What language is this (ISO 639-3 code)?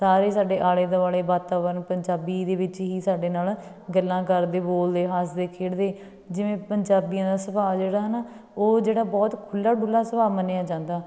pan